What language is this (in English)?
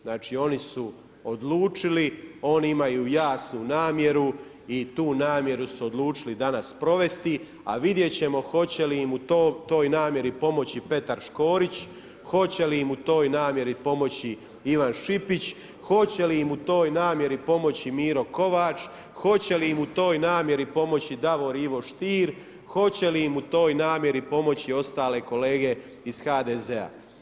Croatian